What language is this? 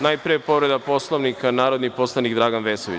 Serbian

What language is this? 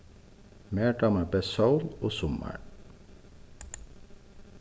Faroese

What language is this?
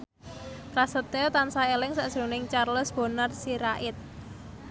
Javanese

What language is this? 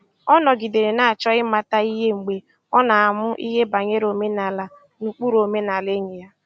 Igbo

